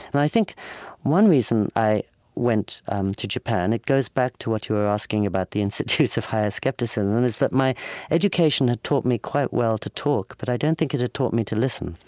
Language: English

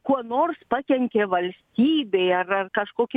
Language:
Lithuanian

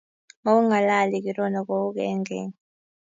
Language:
Kalenjin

